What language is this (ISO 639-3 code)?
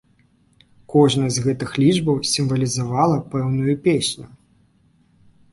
bel